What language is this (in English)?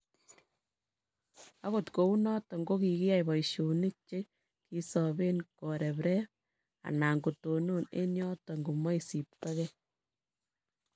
Kalenjin